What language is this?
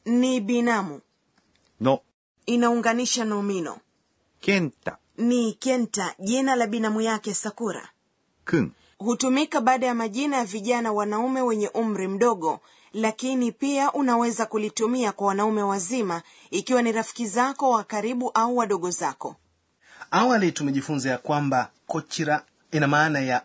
Swahili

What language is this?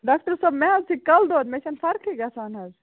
Kashmiri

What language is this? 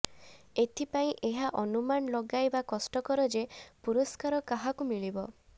Odia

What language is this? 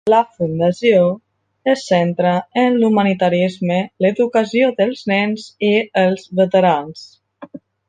Catalan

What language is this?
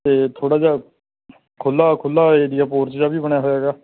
Punjabi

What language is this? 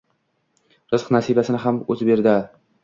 Uzbek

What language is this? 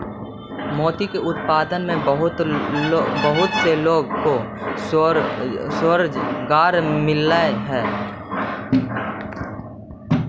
Magahi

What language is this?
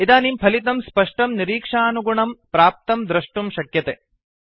Sanskrit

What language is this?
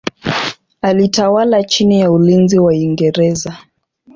Swahili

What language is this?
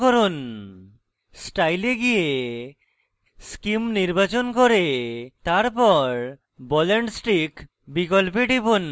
Bangla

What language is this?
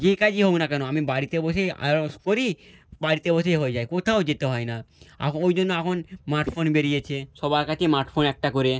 Bangla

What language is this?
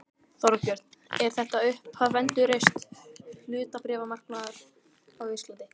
Icelandic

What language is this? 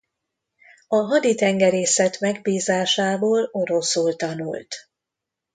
Hungarian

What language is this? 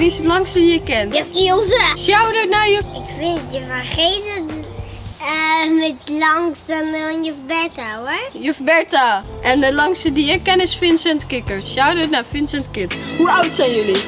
Dutch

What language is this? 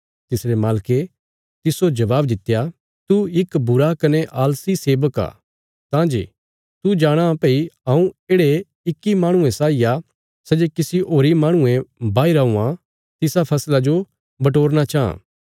Bilaspuri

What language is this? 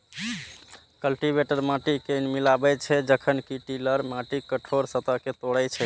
Maithili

